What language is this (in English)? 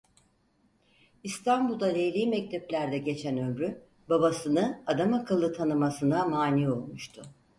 Turkish